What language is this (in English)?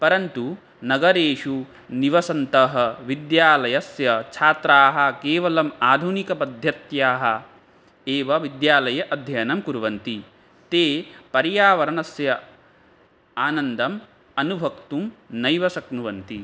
Sanskrit